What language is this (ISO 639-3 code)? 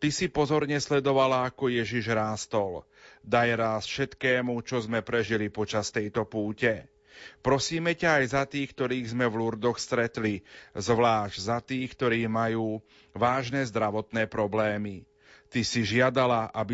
slk